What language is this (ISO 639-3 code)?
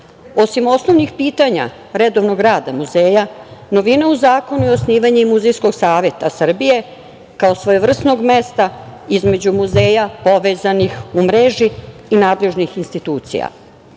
srp